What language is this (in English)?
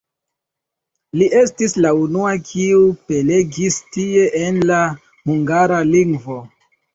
Esperanto